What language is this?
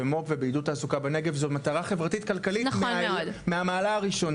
Hebrew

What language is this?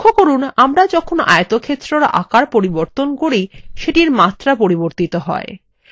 Bangla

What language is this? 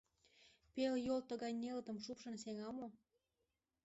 Mari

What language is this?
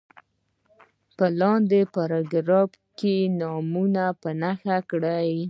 Pashto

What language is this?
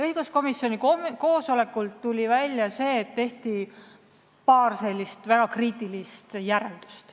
Estonian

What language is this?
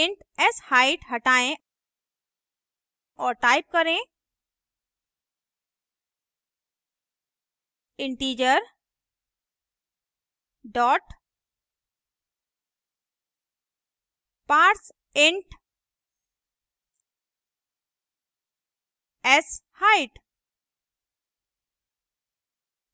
Hindi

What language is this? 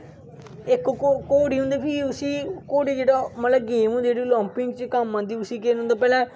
Dogri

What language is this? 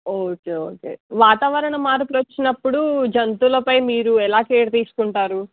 Telugu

